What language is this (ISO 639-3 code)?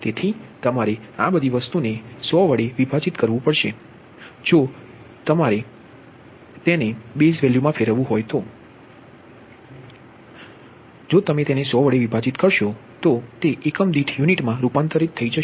guj